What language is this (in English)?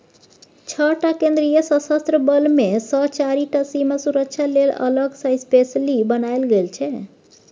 Maithili